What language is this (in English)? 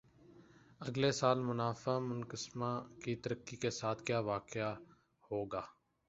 Urdu